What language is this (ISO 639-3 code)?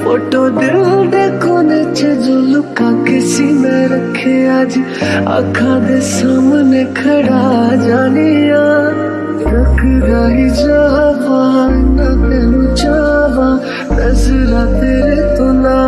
hin